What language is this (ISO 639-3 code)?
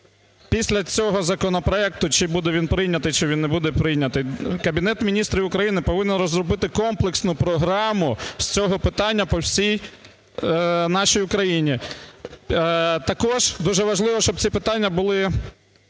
ukr